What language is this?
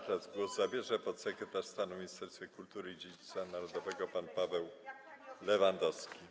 Polish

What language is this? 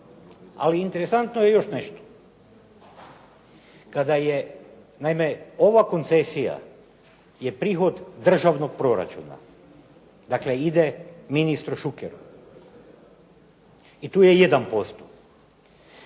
Croatian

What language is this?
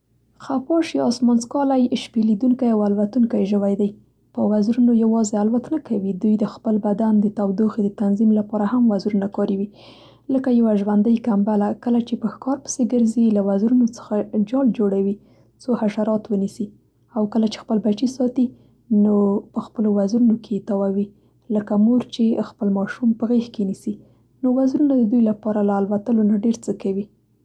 Central Pashto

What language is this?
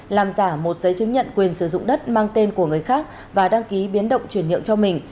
Vietnamese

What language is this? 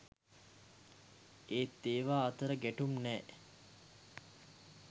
Sinhala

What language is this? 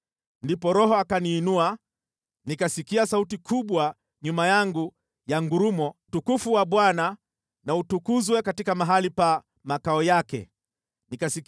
Swahili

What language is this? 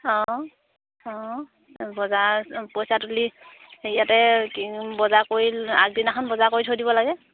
Assamese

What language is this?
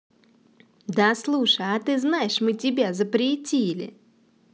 Russian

